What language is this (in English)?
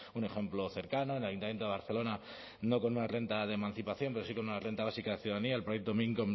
Spanish